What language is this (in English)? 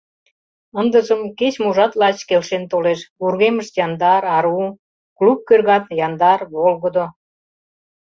Mari